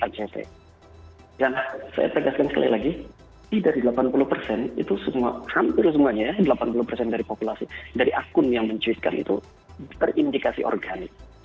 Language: Indonesian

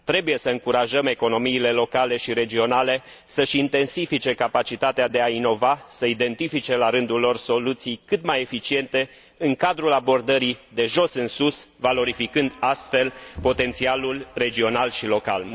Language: Romanian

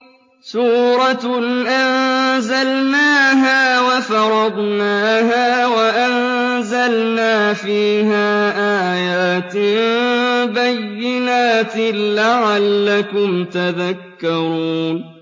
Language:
Arabic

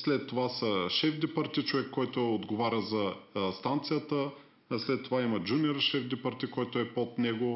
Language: Bulgarian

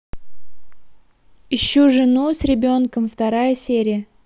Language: Russian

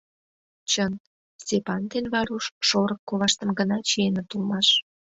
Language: Mari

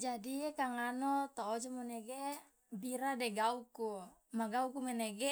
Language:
Loloda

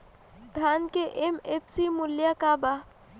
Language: Bhojpuri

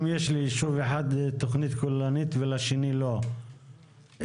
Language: Hebrew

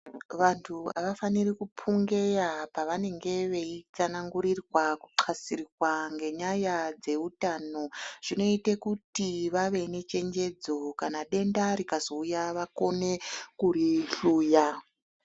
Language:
Ndau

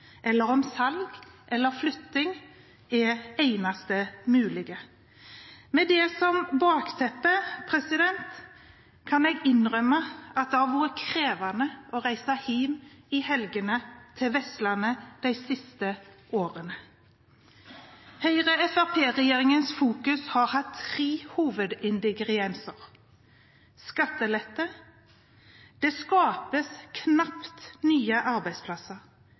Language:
Norwegian Bokmål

